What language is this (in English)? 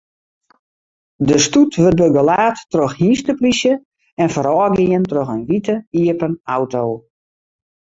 Western Frisian